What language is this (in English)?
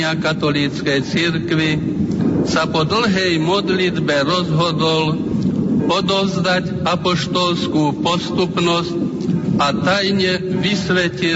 Slovak